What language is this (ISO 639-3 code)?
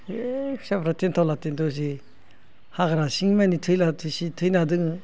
brx